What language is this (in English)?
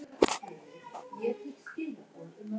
Icelandic